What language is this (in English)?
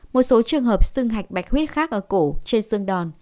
Vietnamese